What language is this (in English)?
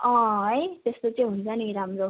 Nepali